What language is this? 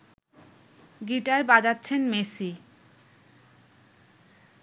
Bangla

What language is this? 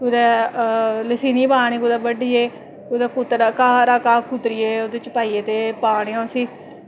Dogri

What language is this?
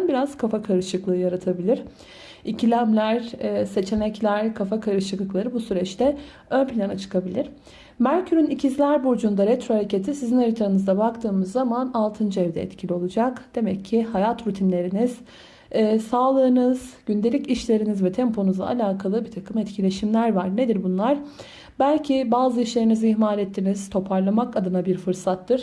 Turkish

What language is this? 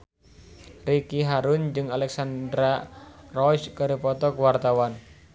Sundanese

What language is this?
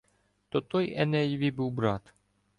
Ukrainian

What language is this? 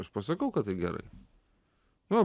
Lithuanian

